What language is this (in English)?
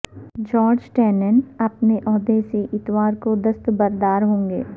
Urdu